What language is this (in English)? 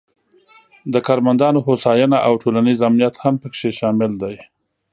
Pashto